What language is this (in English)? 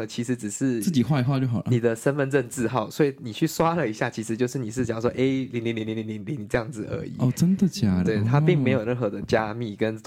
Chinese